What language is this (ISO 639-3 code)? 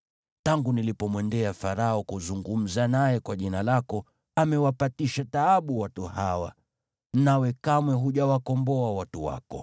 swa